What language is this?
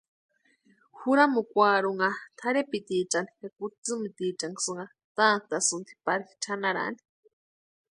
Western Highland Purepecha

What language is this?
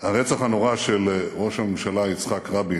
Hebrew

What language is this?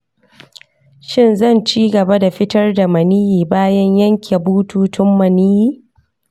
Hausa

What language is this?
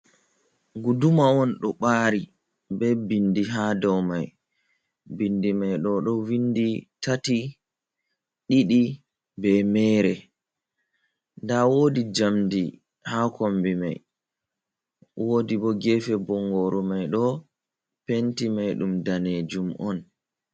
Fula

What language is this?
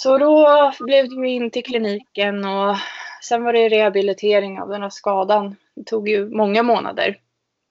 Swedish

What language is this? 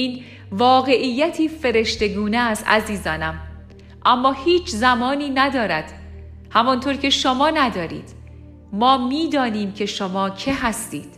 Persian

